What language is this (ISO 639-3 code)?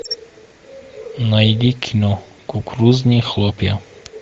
rus